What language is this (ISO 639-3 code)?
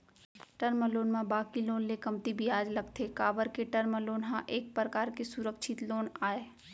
hne